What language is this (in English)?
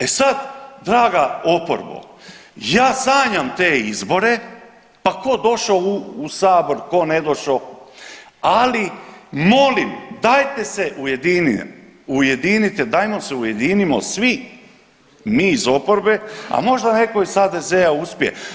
Croatian